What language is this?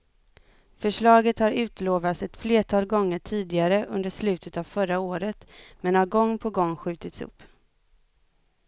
Swedish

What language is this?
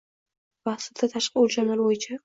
Uzbek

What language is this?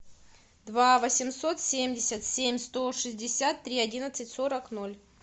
Russian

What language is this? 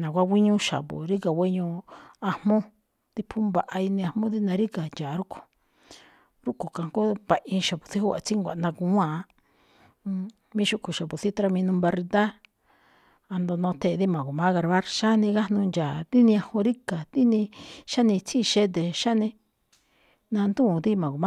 Malinaltepec Me'phaa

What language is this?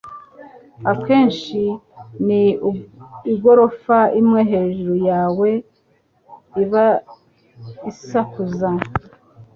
Kinyarwanda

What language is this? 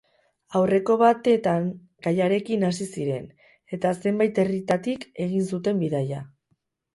Basque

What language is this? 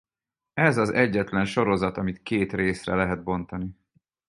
Hungarian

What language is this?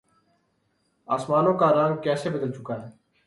Urdu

